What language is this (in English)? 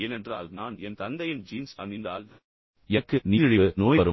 Tamil